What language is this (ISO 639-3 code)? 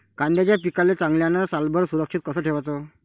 mar